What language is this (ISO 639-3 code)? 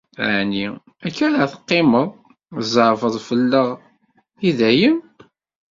kab